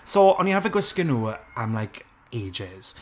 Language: Welsh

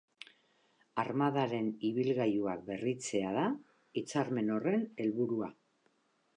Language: Basque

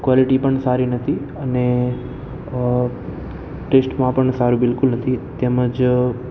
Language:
Gujarati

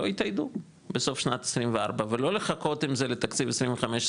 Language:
Hebrew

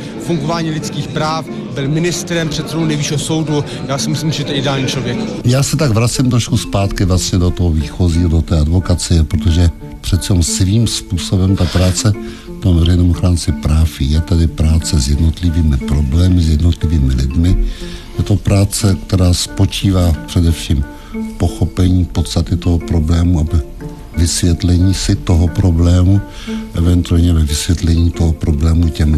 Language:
Czech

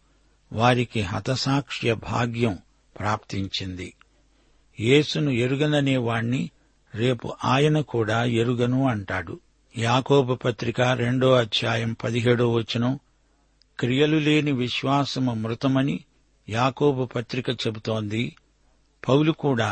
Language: Telugu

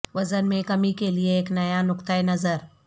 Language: Urdu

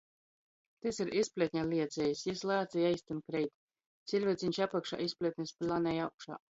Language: Latgalian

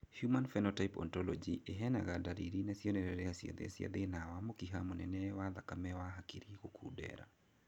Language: Kikuyu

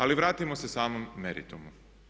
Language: Croatian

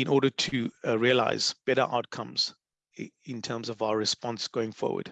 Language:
English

